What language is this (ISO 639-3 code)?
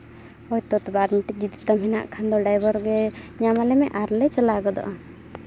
sat